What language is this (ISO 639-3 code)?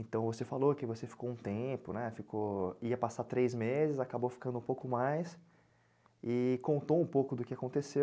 por